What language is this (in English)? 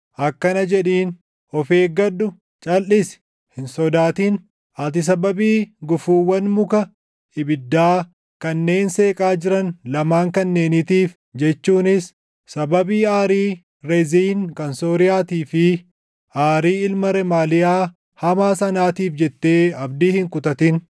Oromo